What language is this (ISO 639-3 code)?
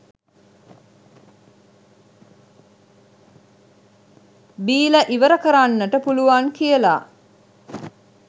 sin